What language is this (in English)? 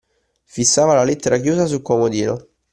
Italian